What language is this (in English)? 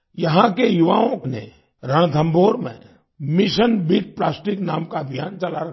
Hindi